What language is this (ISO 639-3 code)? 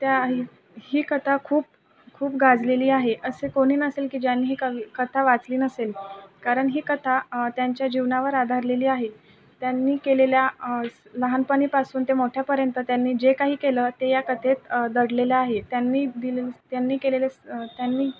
mar